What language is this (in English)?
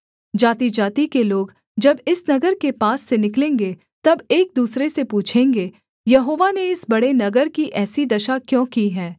Hindi